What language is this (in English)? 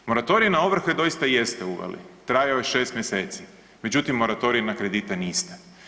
Croatian